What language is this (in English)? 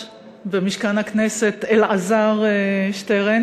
Hebrew